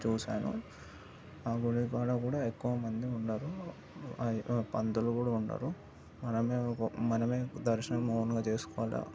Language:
Telugu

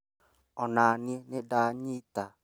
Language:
Kikuyu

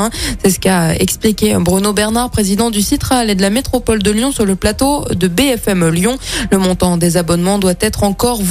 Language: French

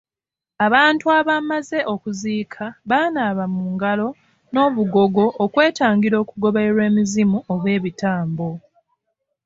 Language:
Ganda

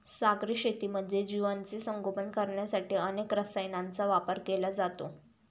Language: Marathi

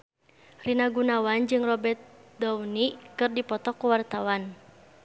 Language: Sundanese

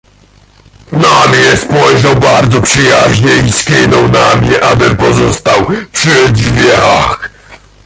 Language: Polish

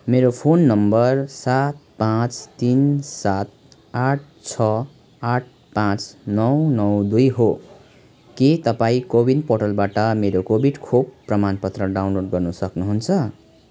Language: Nepali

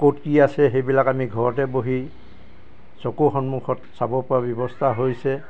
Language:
Assamese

